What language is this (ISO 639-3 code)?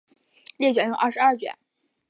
zho